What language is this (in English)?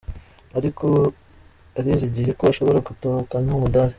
Kinyarwanda